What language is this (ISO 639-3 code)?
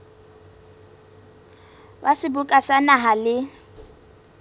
sot